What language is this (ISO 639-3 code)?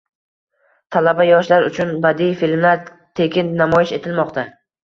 uzb